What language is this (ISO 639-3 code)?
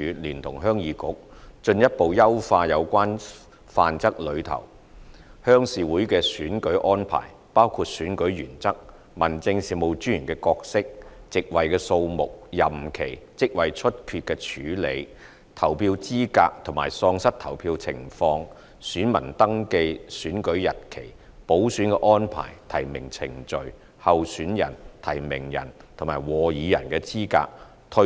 yue